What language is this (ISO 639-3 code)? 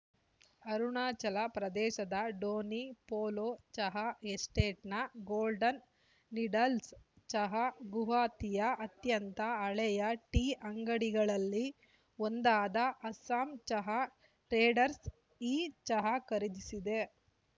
kan